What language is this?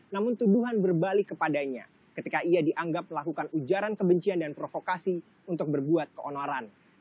Indonesian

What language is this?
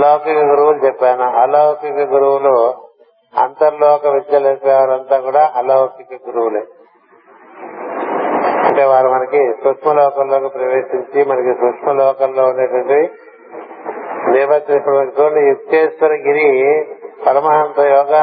Telugu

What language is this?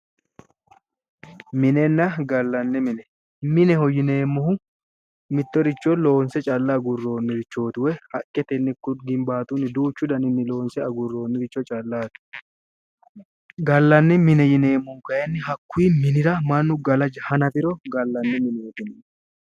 Sidamo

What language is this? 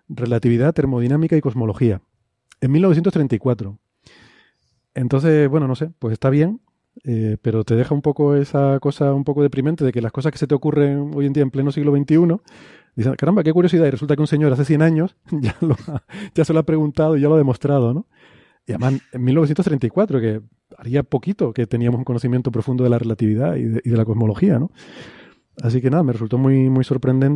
Spanish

